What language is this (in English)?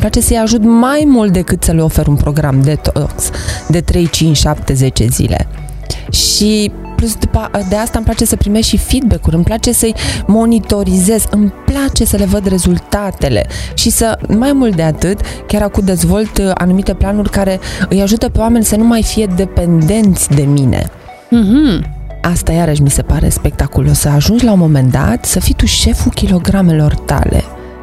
Romanian